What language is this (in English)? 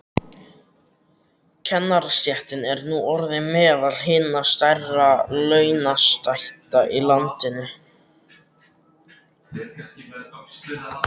Icelandic